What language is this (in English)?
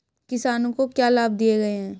Hindi